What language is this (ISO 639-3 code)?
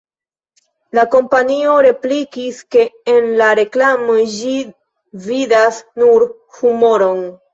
epo